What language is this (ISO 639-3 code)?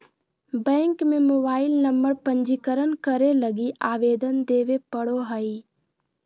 mag